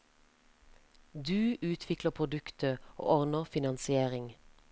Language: Norwegian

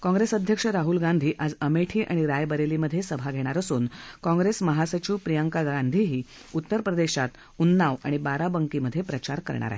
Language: Marathi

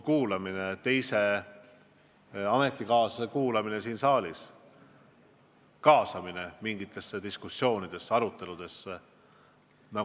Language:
Estonian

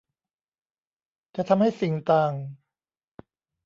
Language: Thai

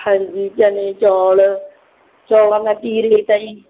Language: Punjabi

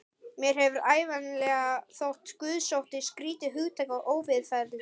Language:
Icelandic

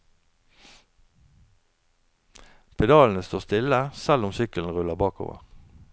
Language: Norwegian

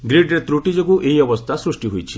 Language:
Odia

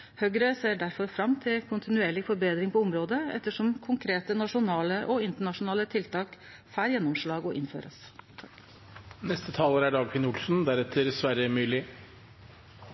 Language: Norwegian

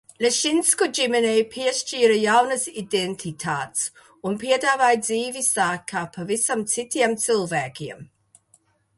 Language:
Latvian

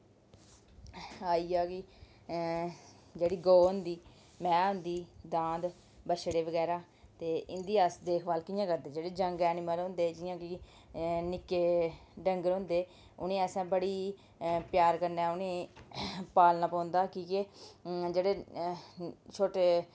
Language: Dogri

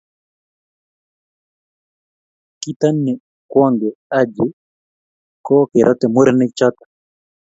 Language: Kalenjin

